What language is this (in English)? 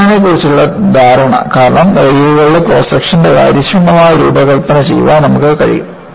Malayalam